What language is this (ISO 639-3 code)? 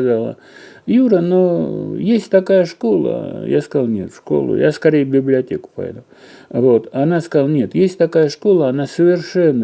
rus